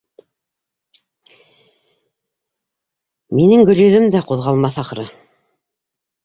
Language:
Bashkir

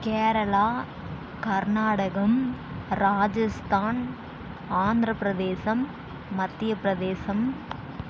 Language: Tamil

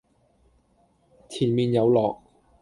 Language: Cantonese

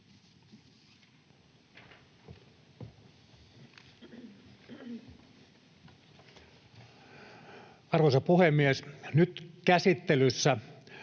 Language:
Finnish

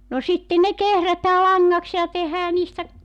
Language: Finnish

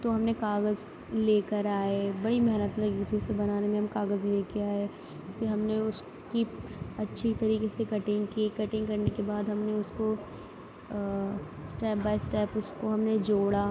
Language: Urdu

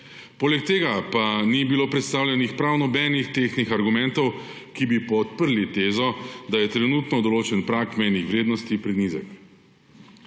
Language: Slovenian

